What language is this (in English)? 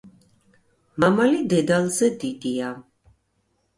Georgian